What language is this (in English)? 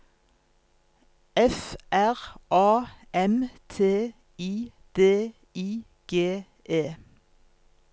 Norwegian